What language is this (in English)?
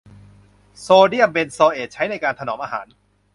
Thai